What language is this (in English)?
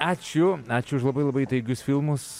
Lithuanian